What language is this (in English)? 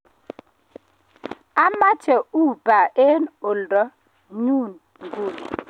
Kalenjin